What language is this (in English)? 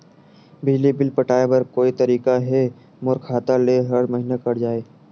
Chhattisgarhi